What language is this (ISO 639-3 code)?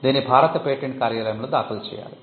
tel